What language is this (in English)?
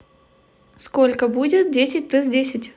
Russian